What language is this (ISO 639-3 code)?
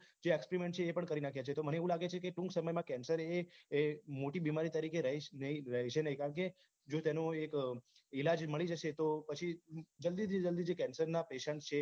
guj